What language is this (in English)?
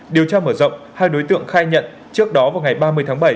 Vietnamese